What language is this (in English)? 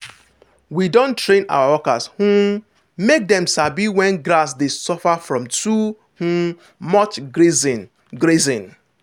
Nigerian Pidgin